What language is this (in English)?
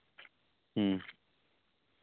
Santali